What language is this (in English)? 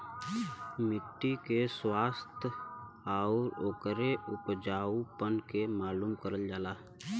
Bhojpuri